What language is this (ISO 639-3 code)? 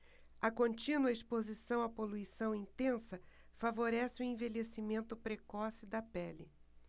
por